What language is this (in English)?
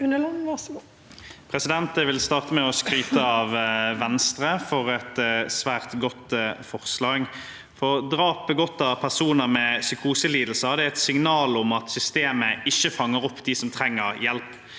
Norwegian